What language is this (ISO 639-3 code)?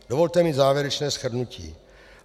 ces